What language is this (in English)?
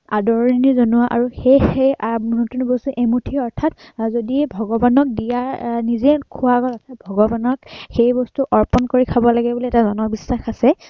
Assamese